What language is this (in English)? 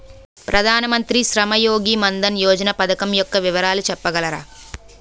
Telugu